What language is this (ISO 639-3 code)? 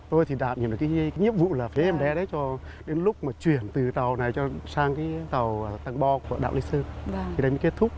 vie